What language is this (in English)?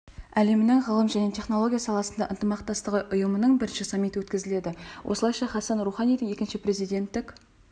Kazakh